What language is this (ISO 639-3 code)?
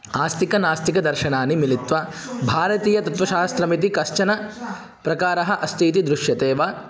san